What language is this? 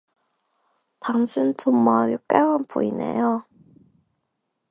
Korean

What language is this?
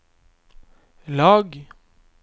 Norwegian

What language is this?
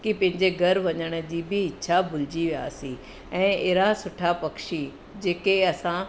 Sindhi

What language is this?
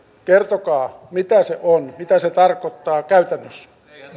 Finnish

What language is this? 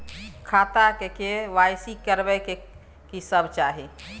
Maithili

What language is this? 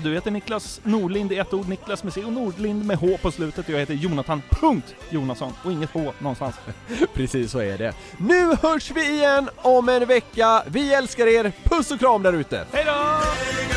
Swedish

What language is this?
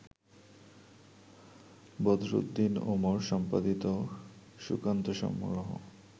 Bangla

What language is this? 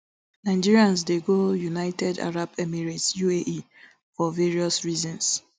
Nigerian Pidgin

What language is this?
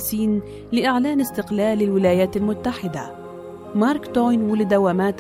Arabic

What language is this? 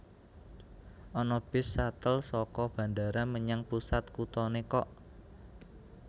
Javanese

